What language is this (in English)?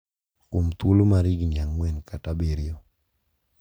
Luo (Kenya and Tanzania)